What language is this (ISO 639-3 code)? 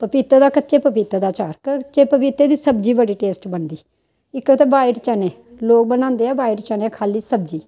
doi